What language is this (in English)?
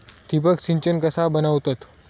Marathi